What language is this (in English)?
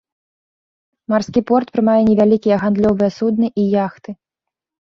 Belarusian